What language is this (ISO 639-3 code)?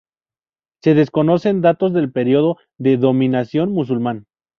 spa